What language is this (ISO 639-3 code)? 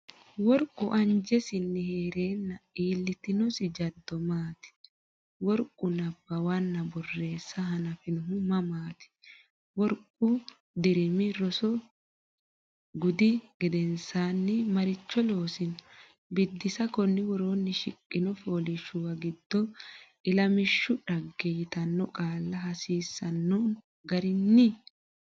sid